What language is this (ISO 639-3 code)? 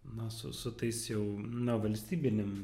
lit